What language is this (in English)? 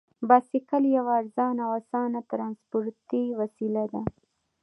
Pashto